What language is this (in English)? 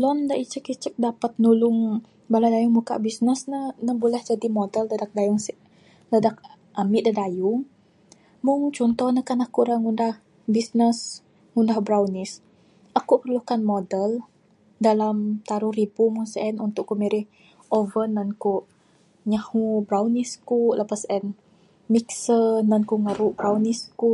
Bukar-Sadung Bidayuh